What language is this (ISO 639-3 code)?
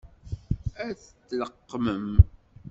kab